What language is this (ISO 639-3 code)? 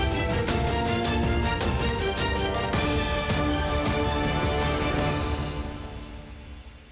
ukr